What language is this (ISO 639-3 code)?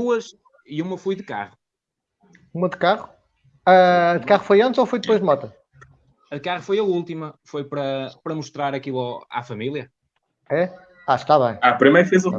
por